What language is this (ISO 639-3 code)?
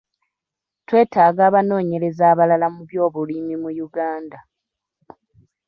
lug